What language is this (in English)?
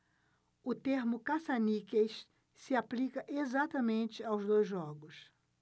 Portuguese